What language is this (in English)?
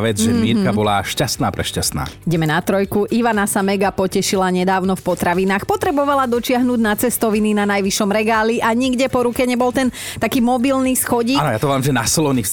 Slovak